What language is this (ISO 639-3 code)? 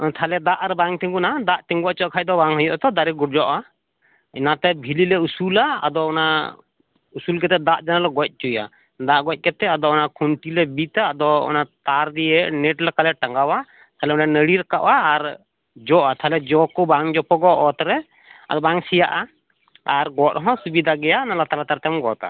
sat